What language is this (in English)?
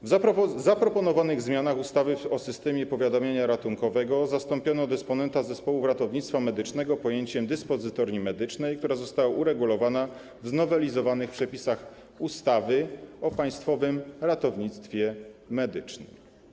Polish